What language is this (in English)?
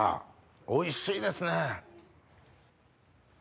Japanese